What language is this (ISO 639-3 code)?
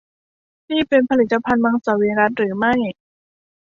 tha